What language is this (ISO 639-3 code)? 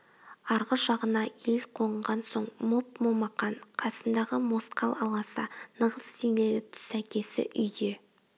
kaz